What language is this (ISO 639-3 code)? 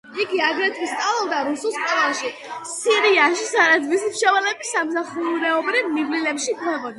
kat